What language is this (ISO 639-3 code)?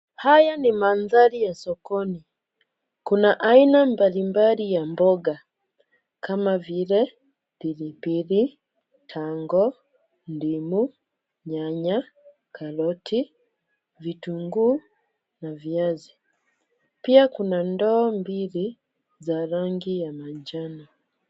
swa